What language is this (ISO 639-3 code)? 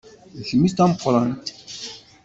kab